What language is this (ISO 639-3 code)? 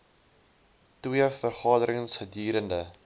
afr